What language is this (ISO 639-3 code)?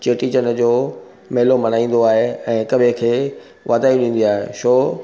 snd